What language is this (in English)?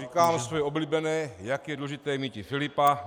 Czech